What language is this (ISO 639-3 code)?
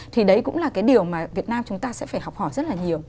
vie